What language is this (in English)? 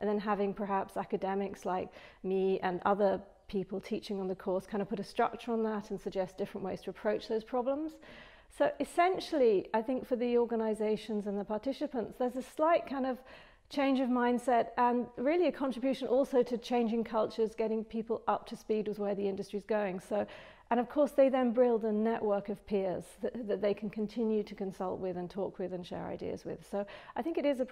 English